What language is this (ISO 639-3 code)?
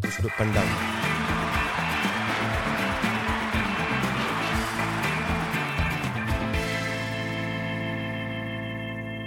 msa